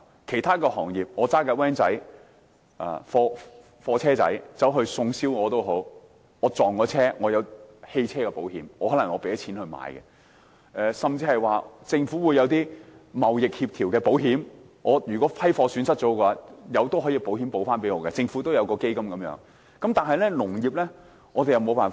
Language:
Cantonese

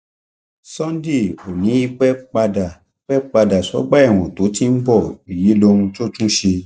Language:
Yoruba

